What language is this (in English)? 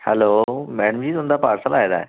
Dogri